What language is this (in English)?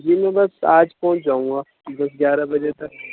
Urdu